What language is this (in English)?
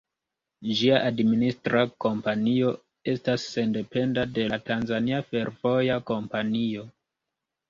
Esperanto